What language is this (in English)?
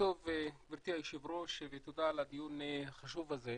Hebrew